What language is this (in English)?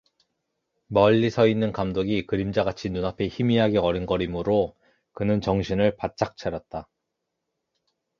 Korean